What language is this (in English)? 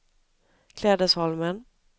Swedish